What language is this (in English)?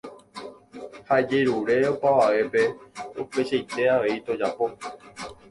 Guarani